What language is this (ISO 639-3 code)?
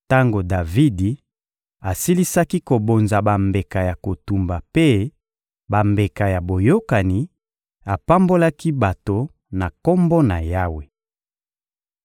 lin